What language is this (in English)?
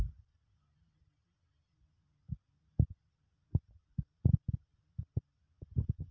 Telugu